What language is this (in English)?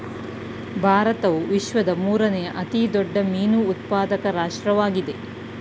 Kannada